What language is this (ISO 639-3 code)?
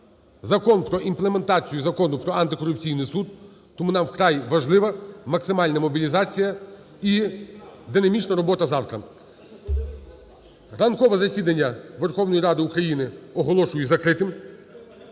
ukr